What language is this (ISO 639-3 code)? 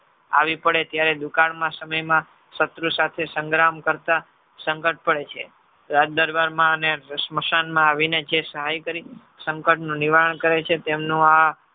guj